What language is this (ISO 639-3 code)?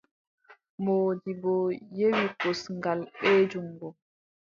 fub